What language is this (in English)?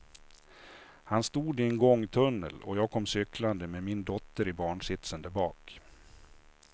Swedish